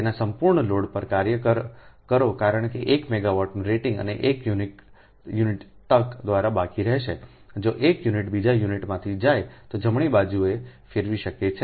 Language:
Gujarati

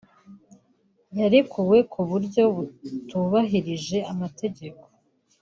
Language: Kinyarwanda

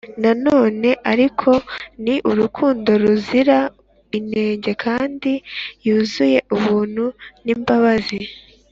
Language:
Kinyarwanda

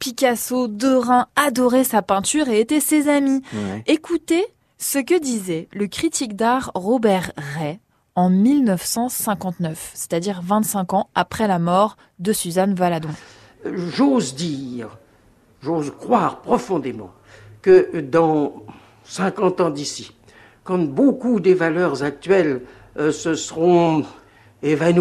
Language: French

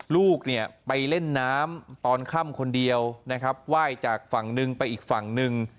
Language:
Thai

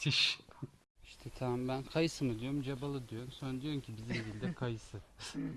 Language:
Turkish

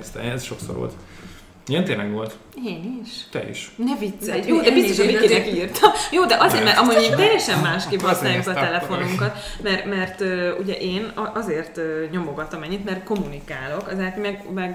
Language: Hungarian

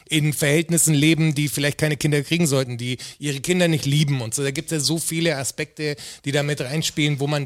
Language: German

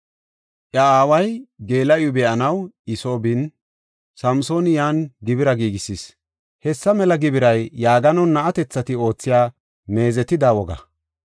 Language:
Gofa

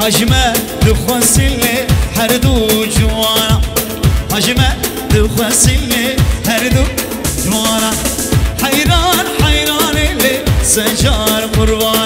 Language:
Arabic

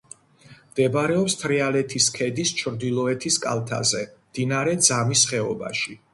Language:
Georgian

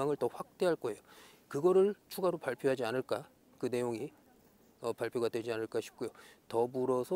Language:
Korean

